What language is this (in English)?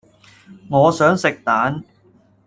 Cantonese